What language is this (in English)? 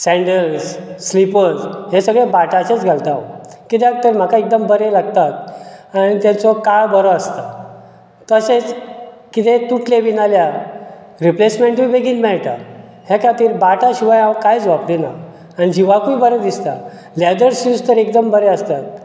Konkani